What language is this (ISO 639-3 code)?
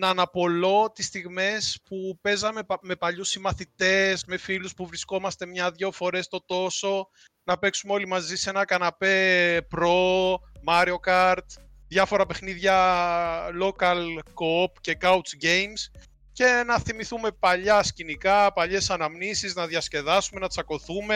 ell